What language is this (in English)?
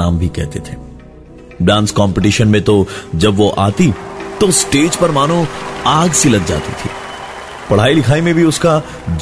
Hindi